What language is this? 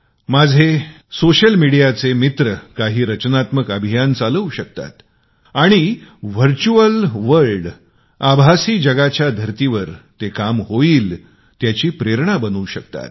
Marathi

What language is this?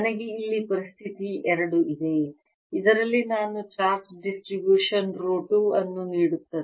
Kannada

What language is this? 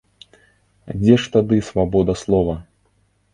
Belarusian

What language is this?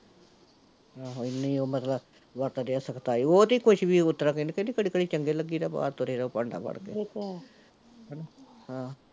Punjabi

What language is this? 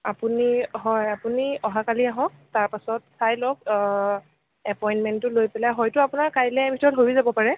Assamese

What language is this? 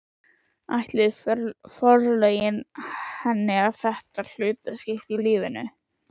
Icelandic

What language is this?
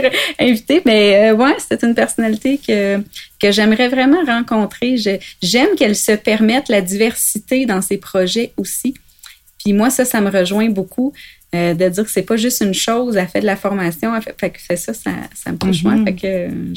French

